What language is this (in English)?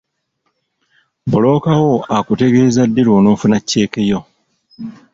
Ganda